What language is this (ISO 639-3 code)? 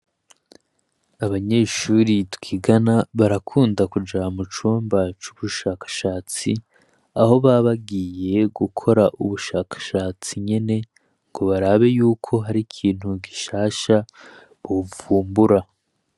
run